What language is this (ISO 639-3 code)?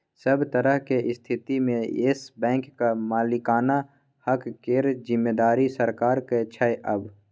mai